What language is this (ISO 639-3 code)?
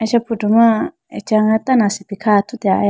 clk